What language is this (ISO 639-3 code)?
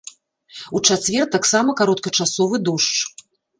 bel